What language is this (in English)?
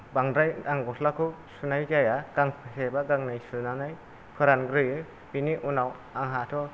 Bodo